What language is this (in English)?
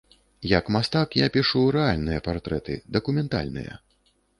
Belarusian